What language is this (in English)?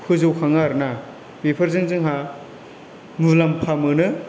Bodo